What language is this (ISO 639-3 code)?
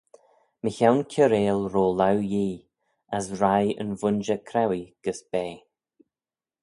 glv